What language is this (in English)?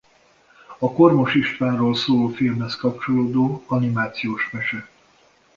Hungarian